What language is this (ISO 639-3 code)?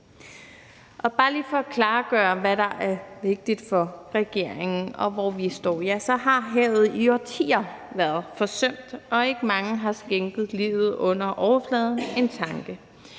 dan